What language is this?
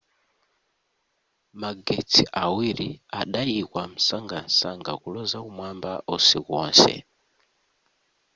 Nyanja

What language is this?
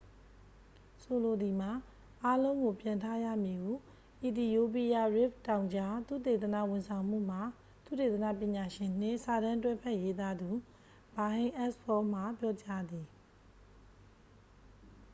Burmese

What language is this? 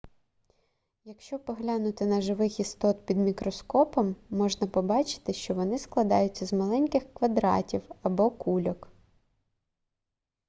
Ukrainian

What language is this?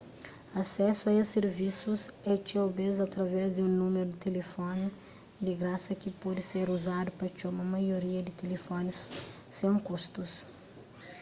Kabuverdianu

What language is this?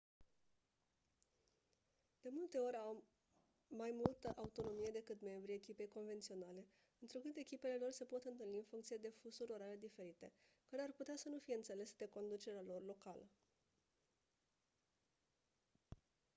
Romanian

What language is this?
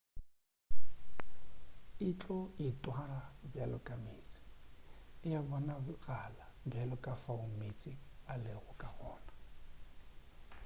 Northern Sotho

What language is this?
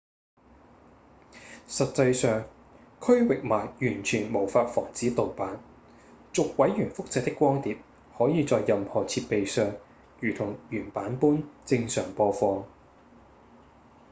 Cantonese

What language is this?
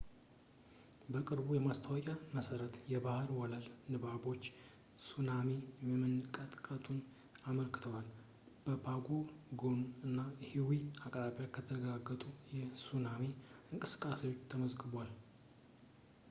Amharic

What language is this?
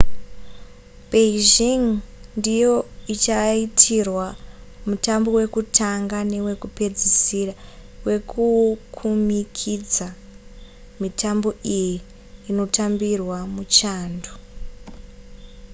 Shona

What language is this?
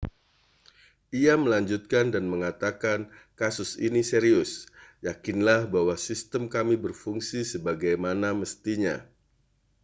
Indonesian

